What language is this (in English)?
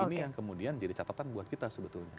Indonesian